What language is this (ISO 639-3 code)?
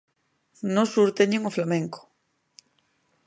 glg